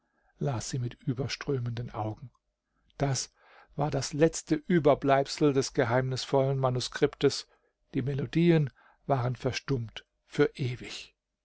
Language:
German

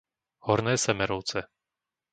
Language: Slovak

